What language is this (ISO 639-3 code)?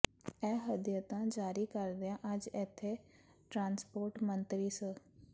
pan